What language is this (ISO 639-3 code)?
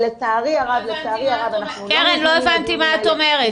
heb